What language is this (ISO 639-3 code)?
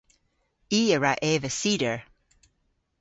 cor